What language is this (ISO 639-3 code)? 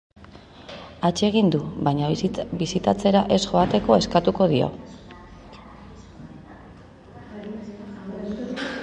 eus